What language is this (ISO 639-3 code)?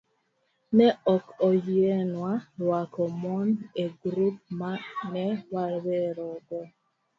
luo